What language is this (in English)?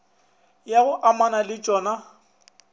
Northern Sotho